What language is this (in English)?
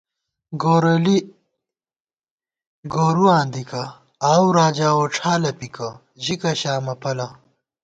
Gawar-Bati